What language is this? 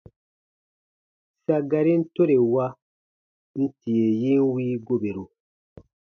Baatonum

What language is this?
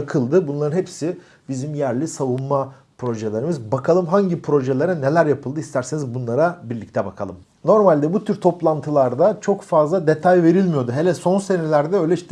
Turkish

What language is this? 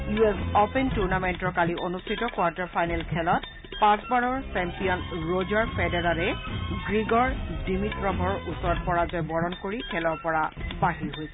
Assamese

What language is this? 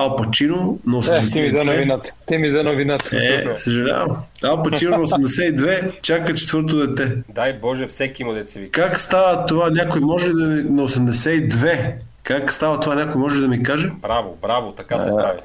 Bulgarian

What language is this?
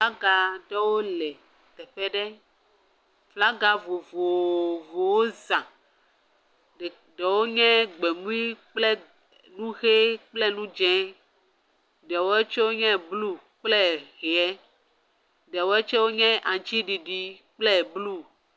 Ewe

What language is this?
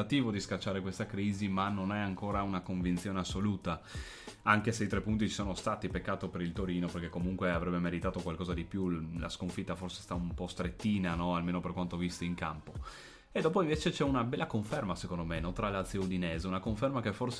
Italian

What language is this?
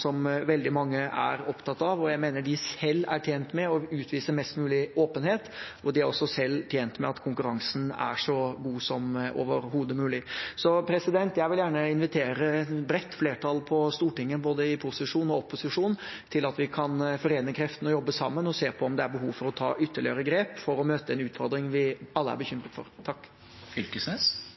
Norwegian Bokmål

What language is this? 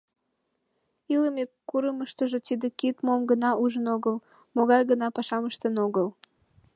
Mari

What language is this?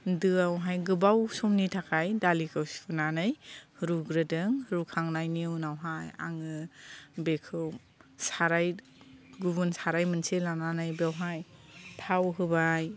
Bodo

